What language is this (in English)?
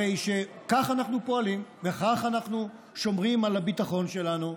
Hebrew